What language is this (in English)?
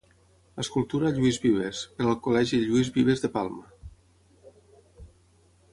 Catalan